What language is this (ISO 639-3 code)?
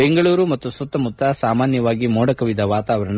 kan